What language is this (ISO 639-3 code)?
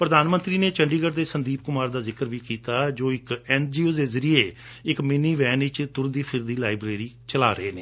pan